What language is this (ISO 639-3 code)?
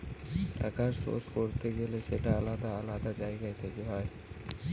ben